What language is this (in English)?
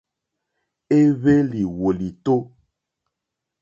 Mokpwe